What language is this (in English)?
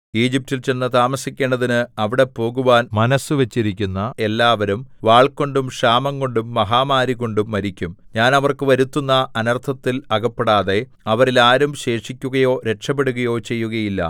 Malayalam